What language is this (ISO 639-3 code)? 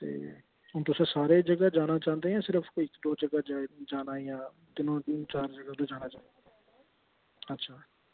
doi